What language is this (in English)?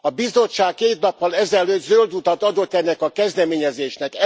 Hungarian